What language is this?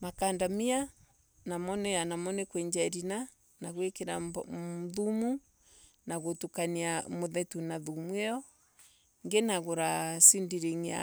Embu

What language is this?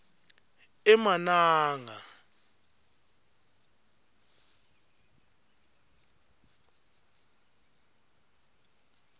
Swati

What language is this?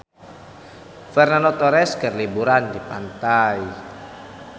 Sundanese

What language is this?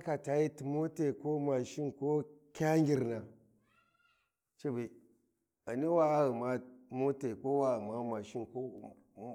Warji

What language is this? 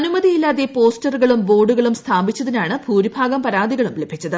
Malayalam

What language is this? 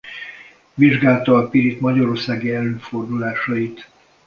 Hungarian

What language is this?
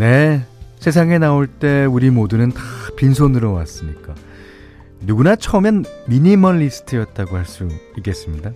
Korean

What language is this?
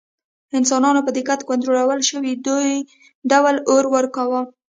Pashto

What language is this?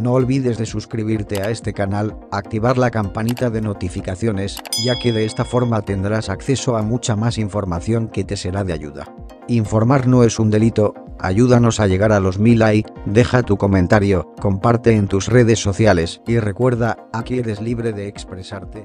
Spanish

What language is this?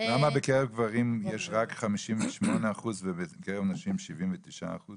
Hebrew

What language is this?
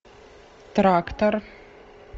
Russian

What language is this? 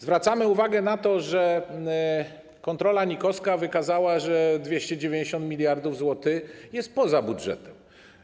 Polish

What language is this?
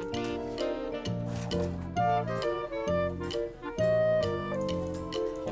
Korean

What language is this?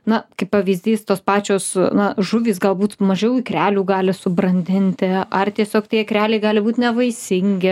Lithuanian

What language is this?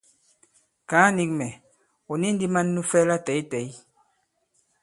Bankon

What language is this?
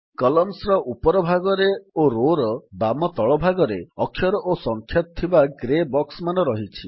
Odia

